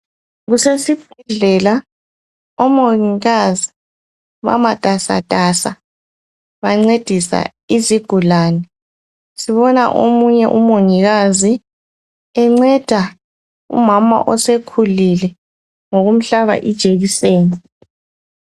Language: North Ndebele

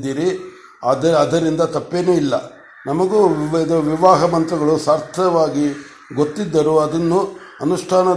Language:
Kannada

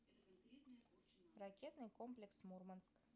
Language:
Russian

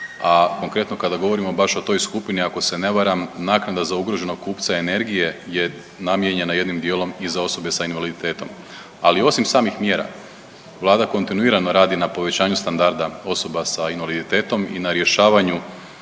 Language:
Croatian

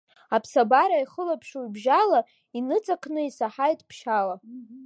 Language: Abkhazian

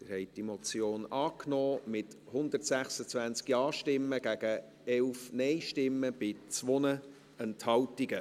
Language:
Swiss German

